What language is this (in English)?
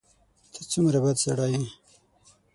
Pashto